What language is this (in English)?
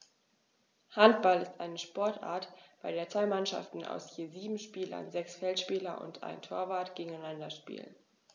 German